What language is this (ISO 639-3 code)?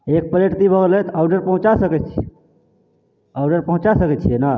mai